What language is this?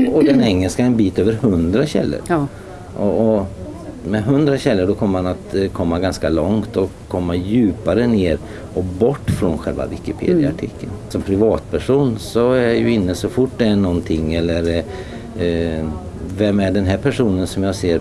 Swedish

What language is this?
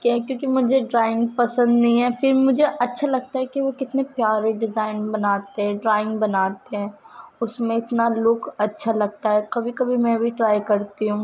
Urdu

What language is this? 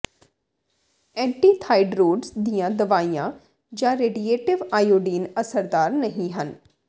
Punjabi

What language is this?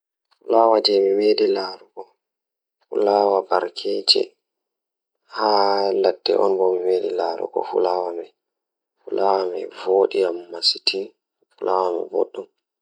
Fula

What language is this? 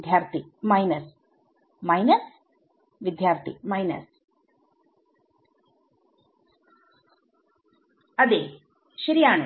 Malayalam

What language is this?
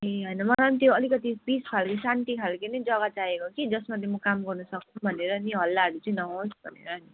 Nepali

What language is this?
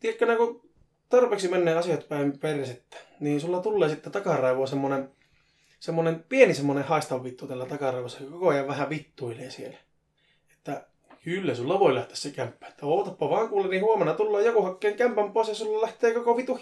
Finnish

